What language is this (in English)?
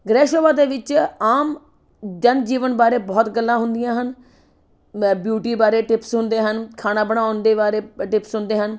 Punjabi